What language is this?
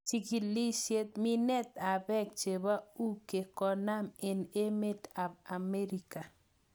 Kalenjin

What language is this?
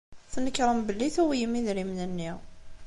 Kabyle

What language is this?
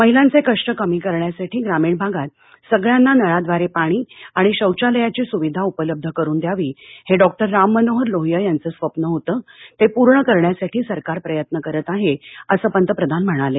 Marathi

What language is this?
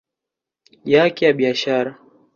Swahili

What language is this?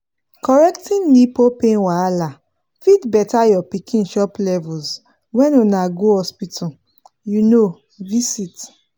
Nigerian Pidgin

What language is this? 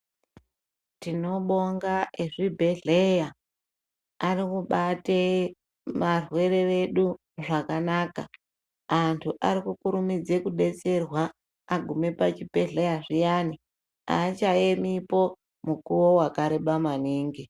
Ndau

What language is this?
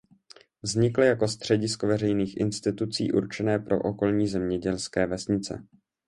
Czech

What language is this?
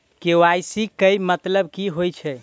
Maithili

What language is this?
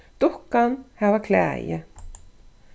Faroese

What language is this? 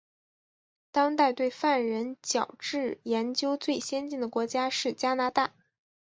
Chinese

